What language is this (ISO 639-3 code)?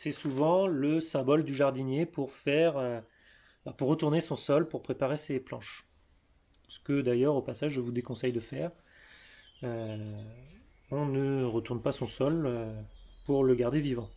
fra